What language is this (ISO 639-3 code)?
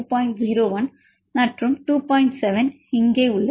tam